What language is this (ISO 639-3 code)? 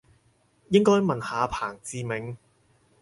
yue